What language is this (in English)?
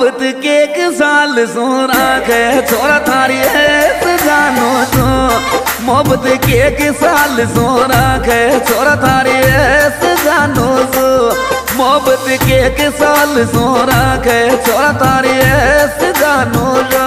Hindi